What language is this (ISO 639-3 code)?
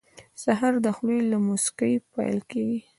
pus